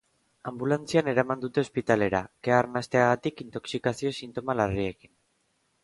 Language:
Basque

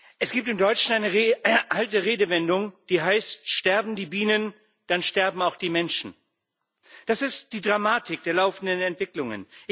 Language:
German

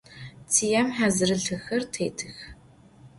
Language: Adyghe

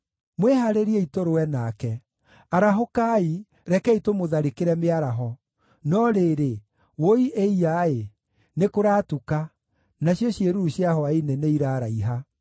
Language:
Kikuyu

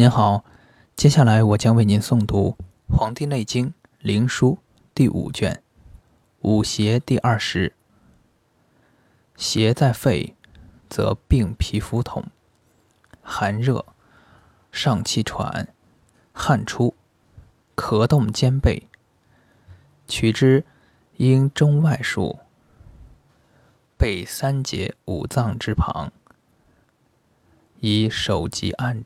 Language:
Chinese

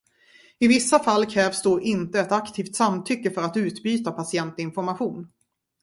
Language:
Swedish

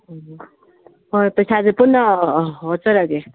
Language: Manipuri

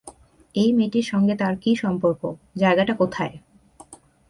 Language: Bangla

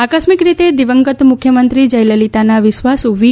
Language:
Gujarati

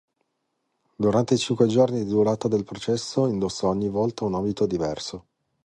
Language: Italian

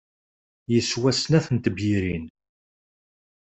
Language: Kabyle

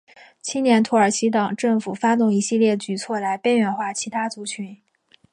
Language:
Chinese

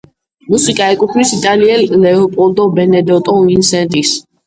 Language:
Georgian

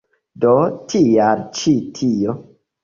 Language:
Esperanto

